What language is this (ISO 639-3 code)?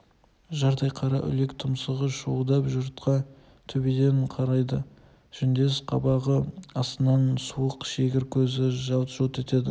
kaz